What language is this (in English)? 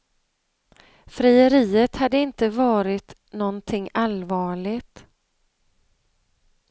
Swedish